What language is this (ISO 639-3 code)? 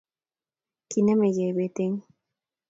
kln